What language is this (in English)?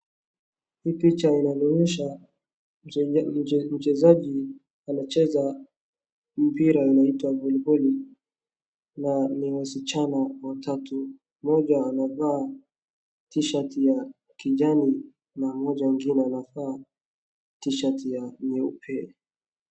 Swahili